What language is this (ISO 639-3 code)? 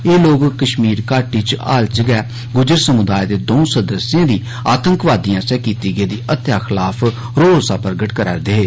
doi